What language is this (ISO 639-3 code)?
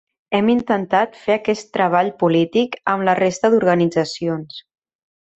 cat